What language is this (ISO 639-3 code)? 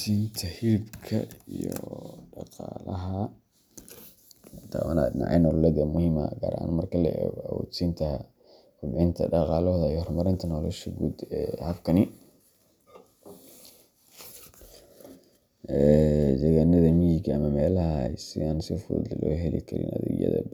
som